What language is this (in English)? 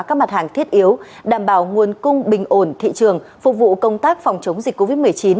Vietnamese